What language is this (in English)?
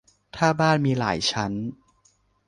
Thai